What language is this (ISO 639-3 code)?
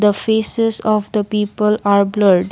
eng